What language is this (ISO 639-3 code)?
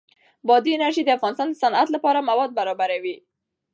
pus